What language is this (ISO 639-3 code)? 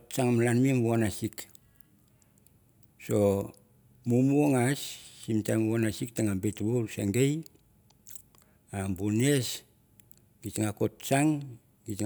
tbf